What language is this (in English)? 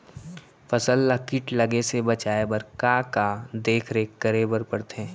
Chhattisgarhi